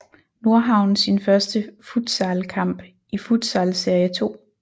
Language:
Danish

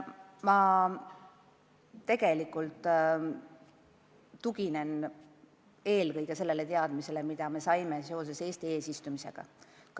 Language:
Estonian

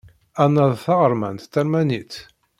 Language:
Kabyle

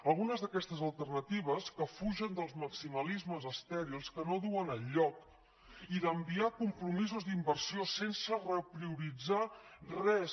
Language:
Catalan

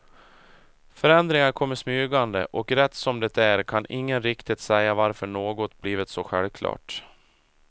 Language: Swedish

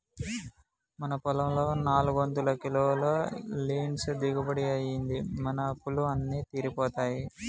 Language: Telugu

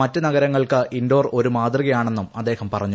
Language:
Malayalam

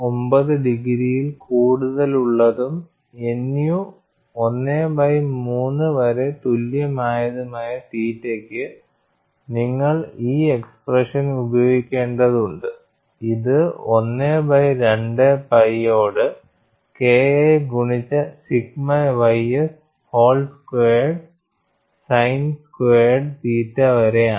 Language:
Malayalam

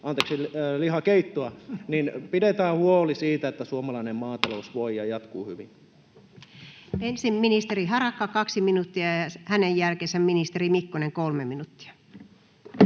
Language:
Finnish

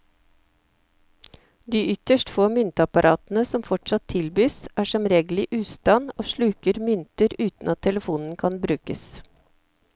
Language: Norwegian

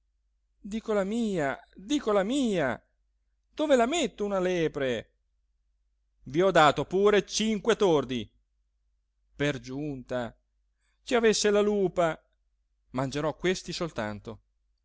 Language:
Italian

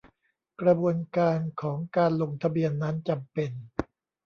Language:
Thai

